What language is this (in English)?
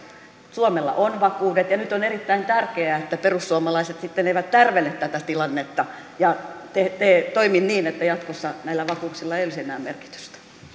Finnish